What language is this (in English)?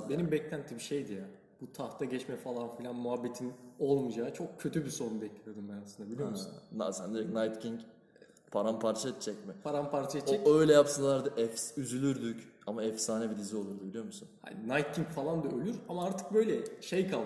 Turkish